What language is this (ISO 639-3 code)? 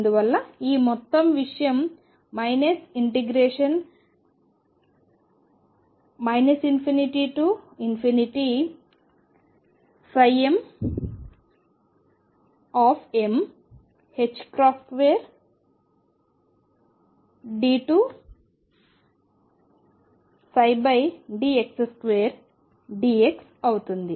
tel